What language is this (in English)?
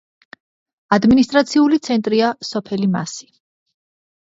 Georgian